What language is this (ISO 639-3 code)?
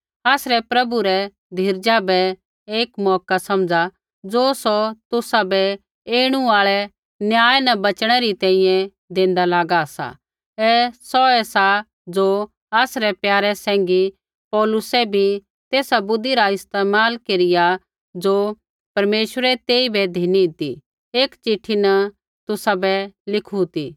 kfx